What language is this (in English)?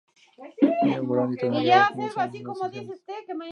Spanish